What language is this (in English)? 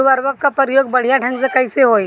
Bhojpuri